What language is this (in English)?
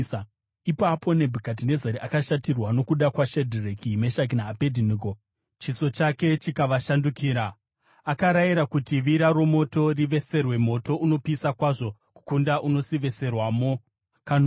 Shona